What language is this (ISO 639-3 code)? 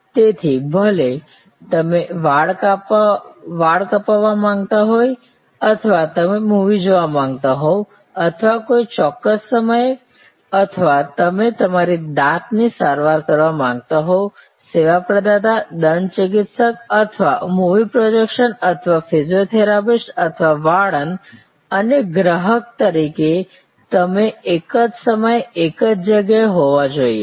guj